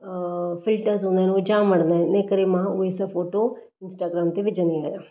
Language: Sindhi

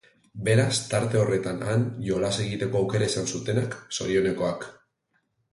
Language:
Basque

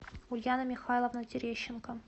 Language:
Russian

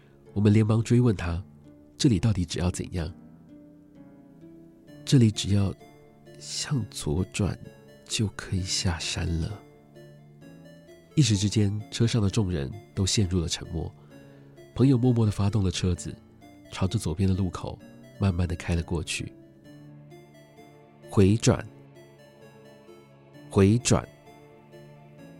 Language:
Chinese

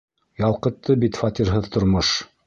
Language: Bashkir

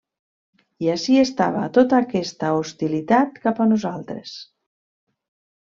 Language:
Catalan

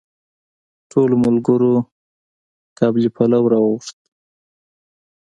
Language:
Pashto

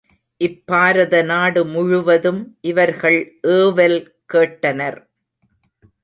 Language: Tamil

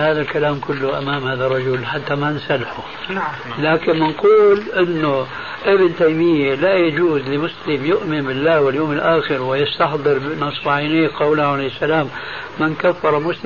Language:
Arabic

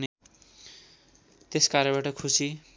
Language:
Nepali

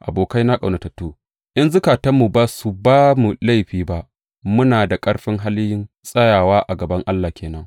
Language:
Hausa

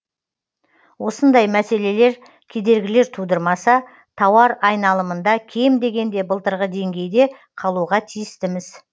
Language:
Kazakh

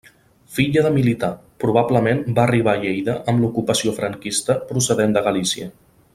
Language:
Catalan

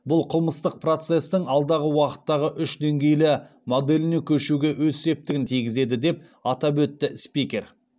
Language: Kazakh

